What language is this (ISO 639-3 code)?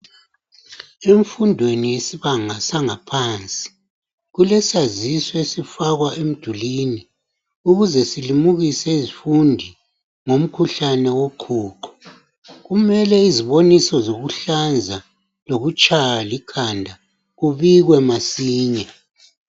nde